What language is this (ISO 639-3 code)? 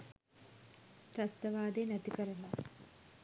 sin